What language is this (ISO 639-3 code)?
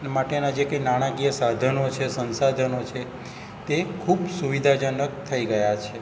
guj